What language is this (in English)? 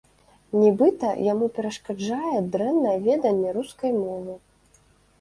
Belarusian